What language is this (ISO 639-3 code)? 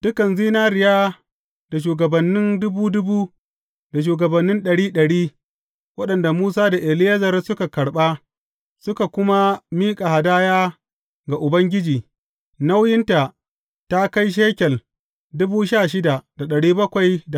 hau